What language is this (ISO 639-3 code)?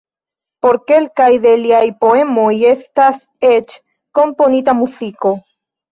epo